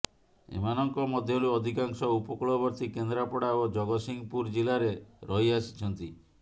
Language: Odia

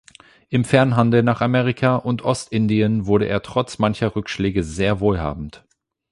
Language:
German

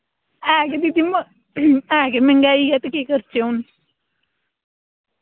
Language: Dogri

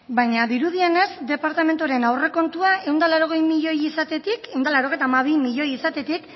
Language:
Basque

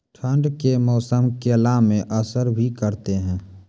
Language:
Maithili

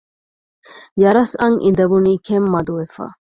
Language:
Divehi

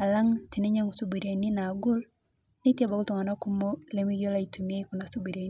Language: Masai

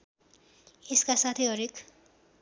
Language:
Nepali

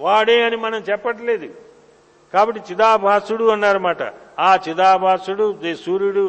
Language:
Telugu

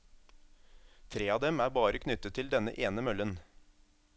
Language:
Norwegian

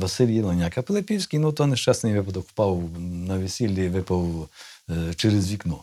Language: Ukrainian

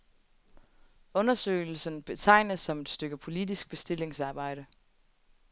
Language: Danish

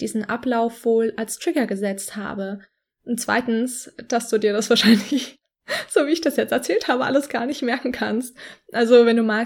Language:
German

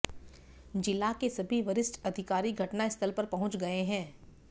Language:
Hindi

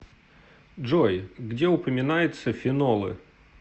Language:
Russian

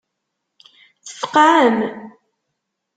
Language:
Kabyle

